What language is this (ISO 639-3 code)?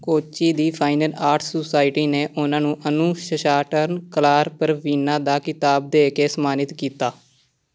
pan